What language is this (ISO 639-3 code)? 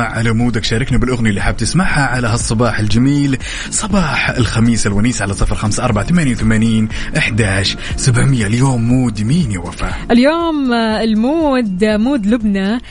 ara